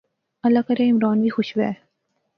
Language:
Pahari-Potwari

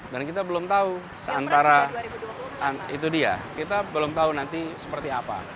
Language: Indonesian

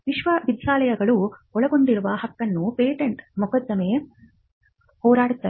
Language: Kannada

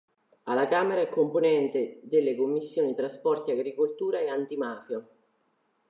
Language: Italian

